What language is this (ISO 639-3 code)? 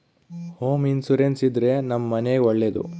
kan